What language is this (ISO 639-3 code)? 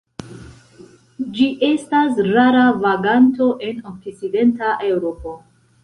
epo